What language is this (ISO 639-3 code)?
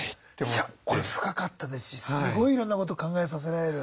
jpn